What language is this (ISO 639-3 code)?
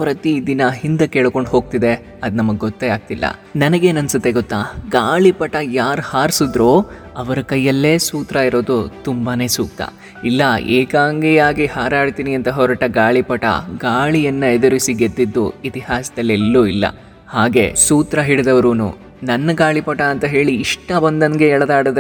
tel